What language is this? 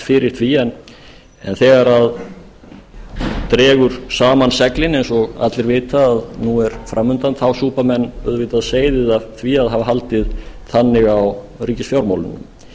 Icelandic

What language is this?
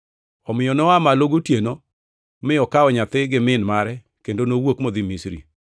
Luo (Kenya and Tanzania)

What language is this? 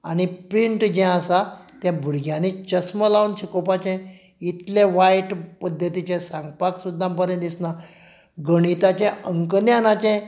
Konkani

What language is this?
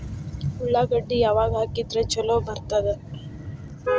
Kannada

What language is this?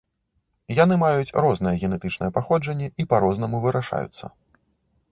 Belarusian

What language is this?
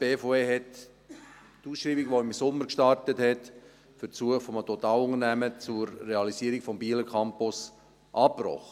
Swiss German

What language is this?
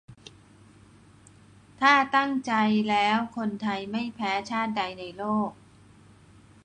Thai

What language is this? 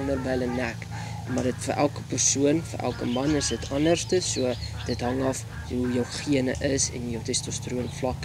Dutch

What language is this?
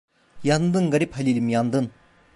Turkish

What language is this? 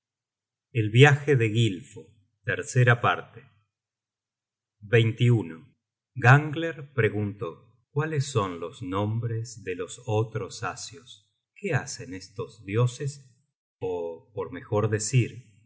Spanish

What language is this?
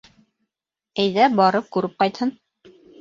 Bashkir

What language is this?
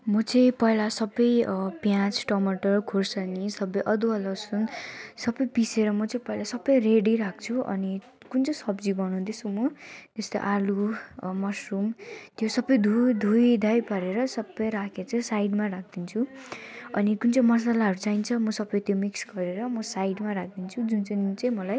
Nepali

